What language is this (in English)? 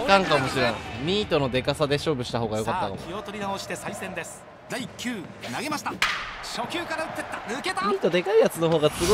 Japanese